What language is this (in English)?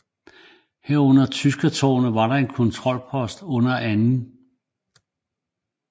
Danish